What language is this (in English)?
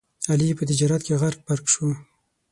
Pashto